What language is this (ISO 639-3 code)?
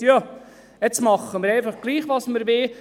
gsw